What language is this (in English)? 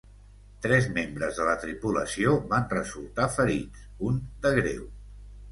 Catalan